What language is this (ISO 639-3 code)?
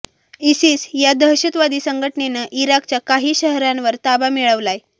mar